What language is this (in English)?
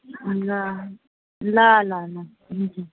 Nepali